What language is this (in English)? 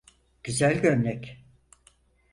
Turkish